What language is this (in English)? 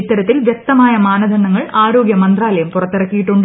Malayalam